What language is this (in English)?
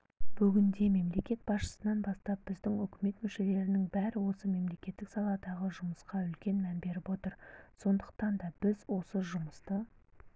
Kazakh